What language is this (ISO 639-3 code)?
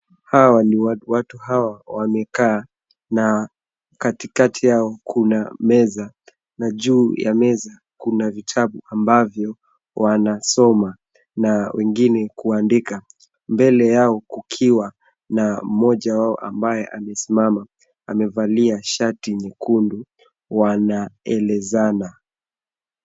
swa